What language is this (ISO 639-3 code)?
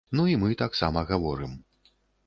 bel